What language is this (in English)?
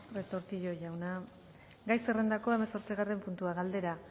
Basque